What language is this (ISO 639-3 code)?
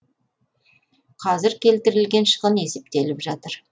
kaz